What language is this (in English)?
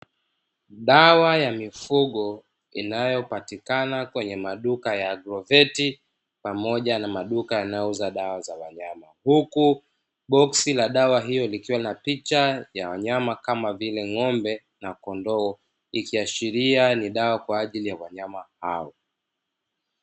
Swahili